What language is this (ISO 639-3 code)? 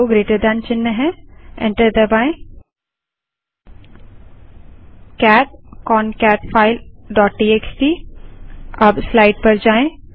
hin